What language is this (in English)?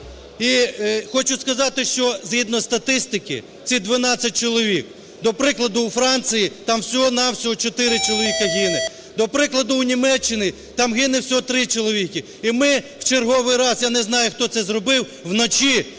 Ukrainian